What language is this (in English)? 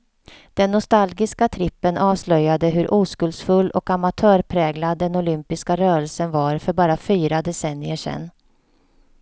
Swedish